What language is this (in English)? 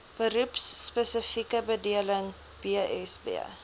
Afrikaans